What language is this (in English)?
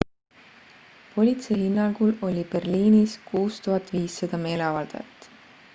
Estonian